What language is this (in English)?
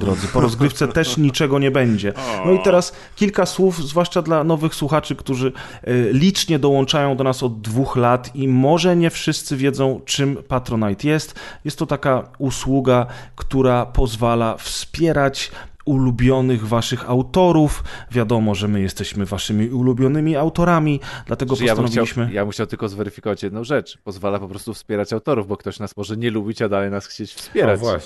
Polish